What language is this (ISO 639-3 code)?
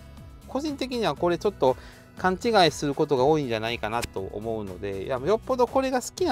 jpn